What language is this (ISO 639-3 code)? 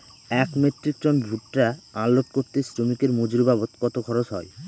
ben